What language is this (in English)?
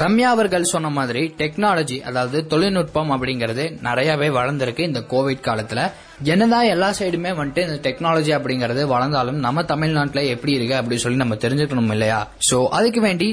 Tamil